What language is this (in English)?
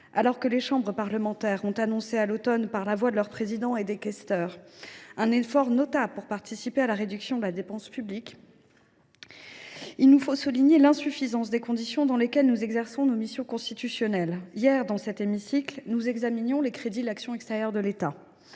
French